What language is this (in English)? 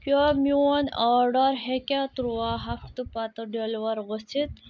Kashmiri